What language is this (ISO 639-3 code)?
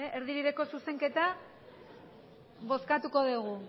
eus